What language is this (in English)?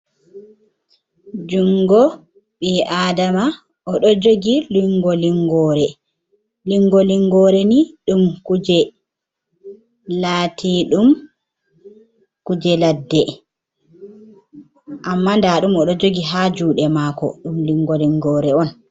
Fula